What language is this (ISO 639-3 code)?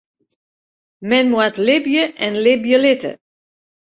fry